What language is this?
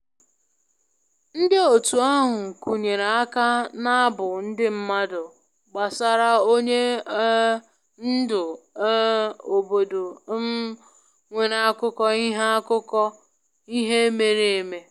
Igbo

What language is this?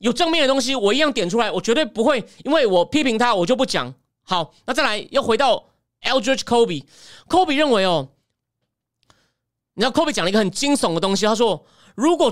Chinese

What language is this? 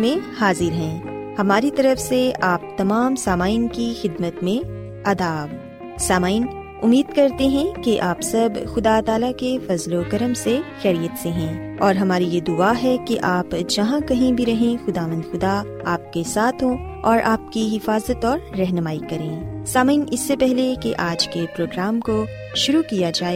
Urdu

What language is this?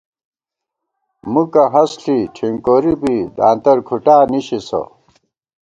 Gawar-Bati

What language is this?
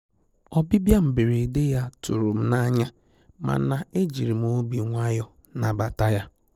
Igbo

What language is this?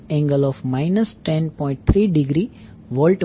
Gujarati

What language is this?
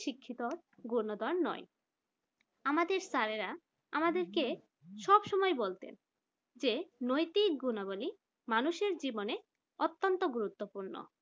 Bangla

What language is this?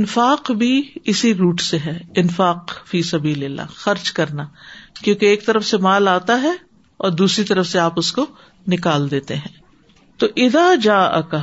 Urdu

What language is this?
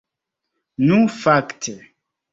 Esperanto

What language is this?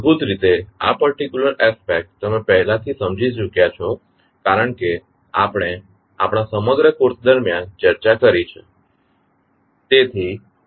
Gujarati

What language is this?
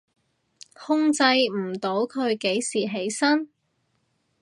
Cantonese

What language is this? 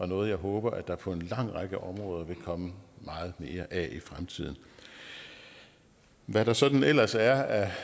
Danish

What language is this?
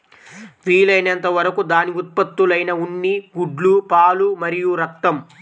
Telugu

